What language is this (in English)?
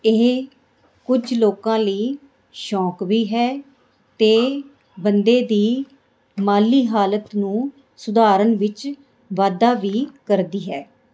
Punjabi